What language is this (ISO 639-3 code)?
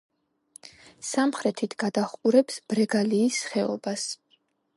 kat